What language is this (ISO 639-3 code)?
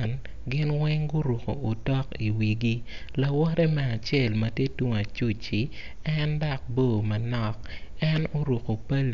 ach